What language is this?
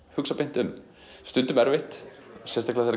Icelandic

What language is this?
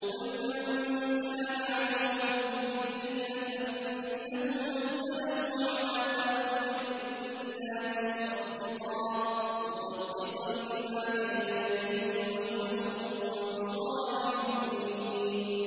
Arabic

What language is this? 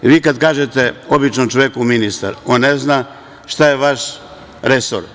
Serbian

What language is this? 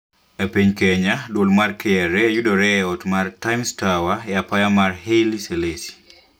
Luo (Kenya and Tanzania)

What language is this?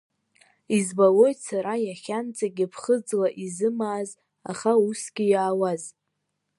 Abkhazian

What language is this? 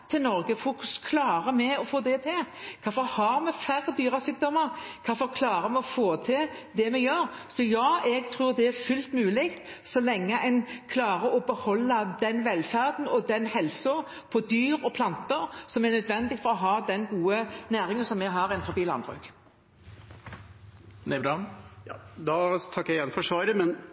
Norwegian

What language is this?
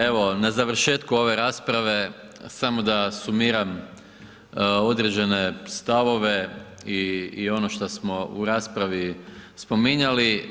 Croatian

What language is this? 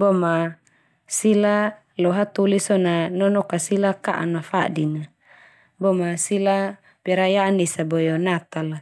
Termanu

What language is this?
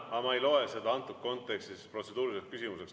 Estonian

